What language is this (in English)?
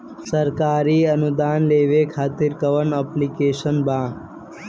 Bhojpuri